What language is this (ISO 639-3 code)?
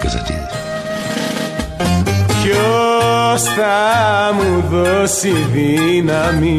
ell